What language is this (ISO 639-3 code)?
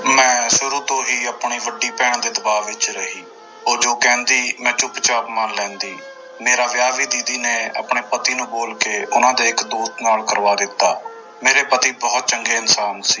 pan